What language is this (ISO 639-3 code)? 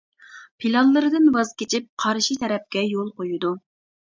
uig